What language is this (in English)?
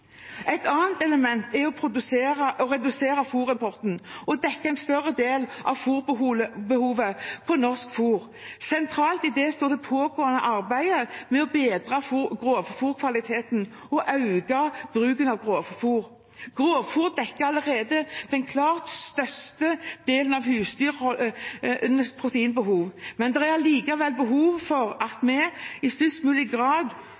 Norwegian Bokmål